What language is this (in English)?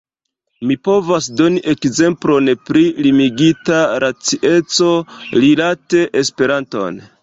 Esperanto